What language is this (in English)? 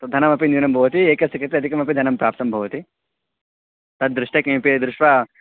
Sanskrit